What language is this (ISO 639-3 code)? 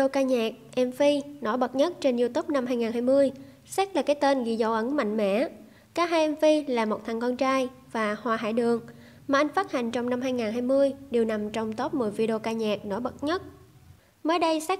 vie